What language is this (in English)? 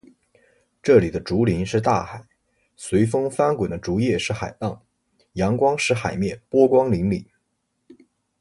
Chinese